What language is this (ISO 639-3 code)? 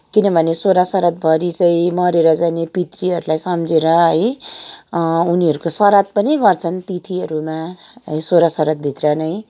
nep